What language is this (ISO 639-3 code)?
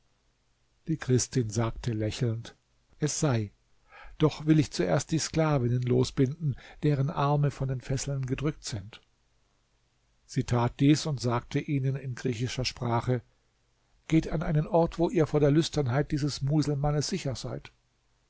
deu